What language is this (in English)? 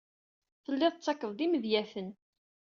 Kabyle